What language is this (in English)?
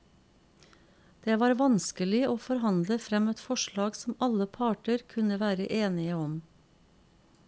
Norwegian